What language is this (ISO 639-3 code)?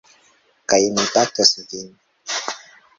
epo